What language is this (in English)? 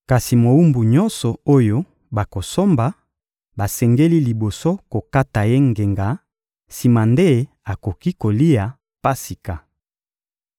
Lingala